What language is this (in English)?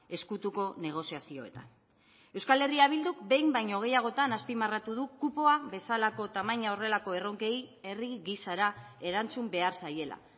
Basque